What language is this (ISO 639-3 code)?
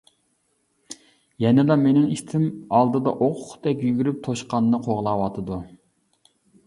uig